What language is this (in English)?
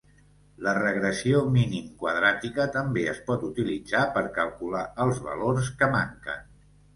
Catalan